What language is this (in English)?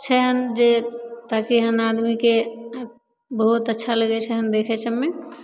Maithili